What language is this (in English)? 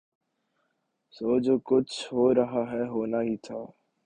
Urdu